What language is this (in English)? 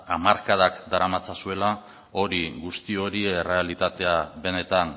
Basque